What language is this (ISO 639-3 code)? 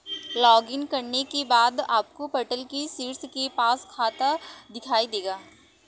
hin